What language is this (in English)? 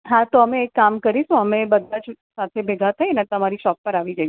Gujarati